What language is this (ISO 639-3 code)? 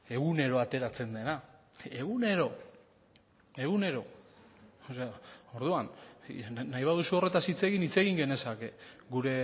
eus